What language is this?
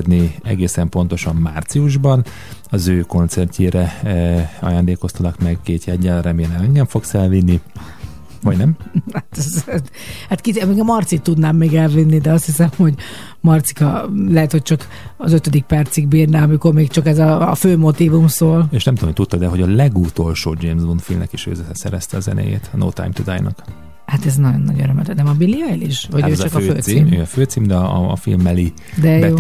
Hungarian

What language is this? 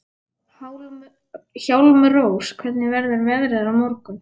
Icelandic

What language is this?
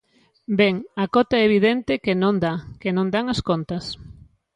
Galician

